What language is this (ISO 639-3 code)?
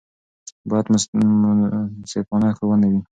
pus